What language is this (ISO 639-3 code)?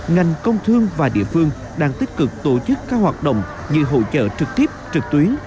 vie